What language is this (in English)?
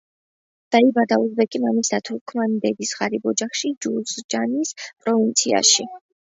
Georgian